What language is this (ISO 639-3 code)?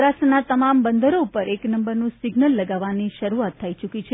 guj